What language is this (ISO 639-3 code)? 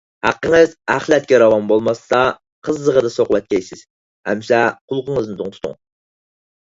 uig